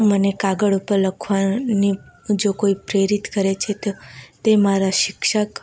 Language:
Gujarati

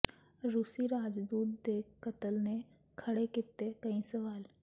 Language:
Punjabi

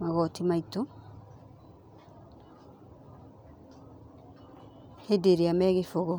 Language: Kikuyu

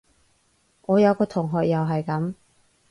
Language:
Cantonese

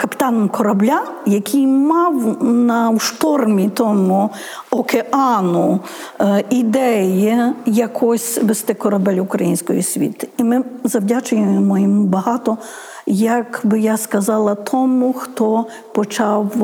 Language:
Ukrainian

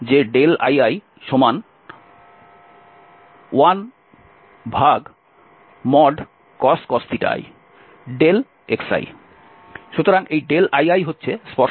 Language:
Bangla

